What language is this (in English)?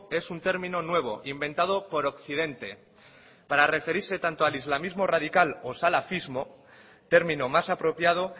Spanish